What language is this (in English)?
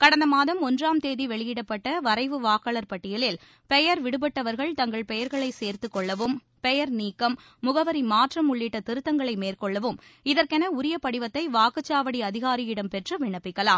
Tamil